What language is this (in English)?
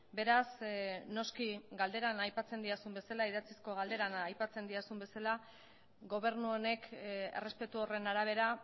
Basque